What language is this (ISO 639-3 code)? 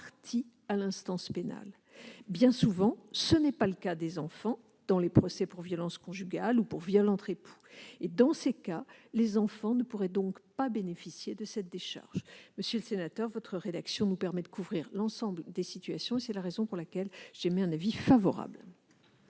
fra